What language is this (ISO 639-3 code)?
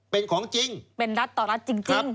tha